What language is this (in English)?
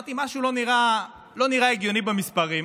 Hebrew